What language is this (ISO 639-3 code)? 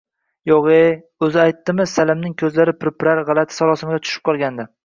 uzb